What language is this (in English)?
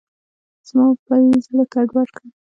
Pashto